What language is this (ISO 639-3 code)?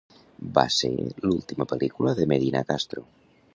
cat